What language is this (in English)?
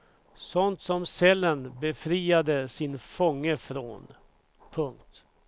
Swedish